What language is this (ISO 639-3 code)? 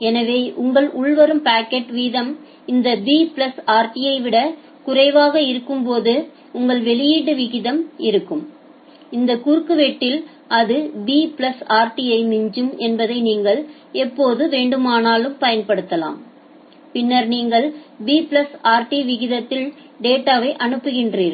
tam